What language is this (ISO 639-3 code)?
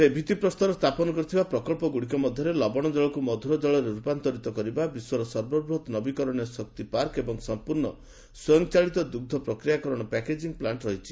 ori